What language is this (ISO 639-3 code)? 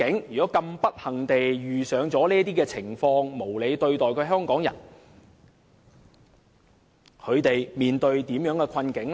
yue